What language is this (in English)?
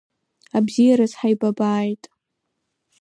Abkhazian